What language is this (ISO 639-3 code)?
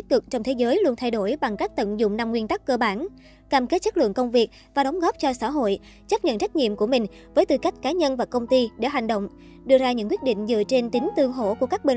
vie